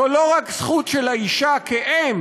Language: Hebrew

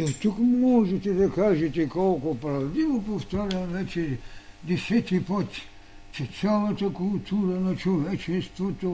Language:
Bulgarian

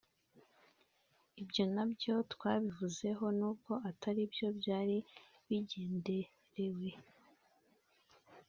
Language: Kinyarwanda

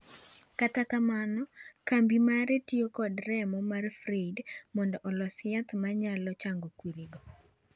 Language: Luo (Kenya and Tanzania)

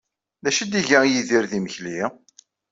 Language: Kabyle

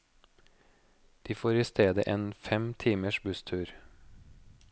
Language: Norwegian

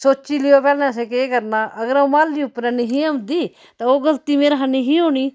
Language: Dogri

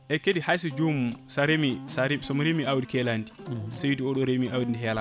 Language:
Fula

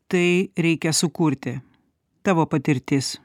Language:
Lithuanian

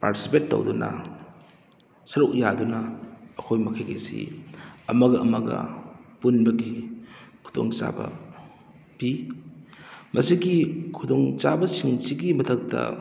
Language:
Manipuri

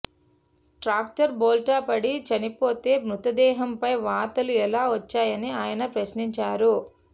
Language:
Telugu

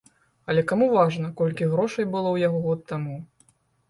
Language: Belarusian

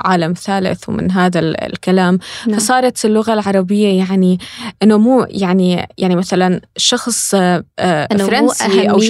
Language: Arabic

